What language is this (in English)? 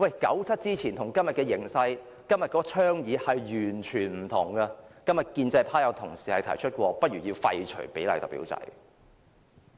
Cantonese